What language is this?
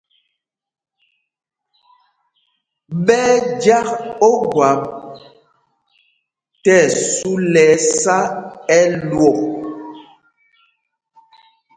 Mpumpong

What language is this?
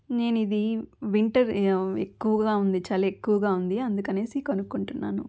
Telugu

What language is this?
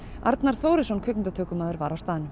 Icelandic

